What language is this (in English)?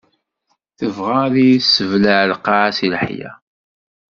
Kabyle